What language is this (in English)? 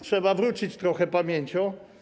Polish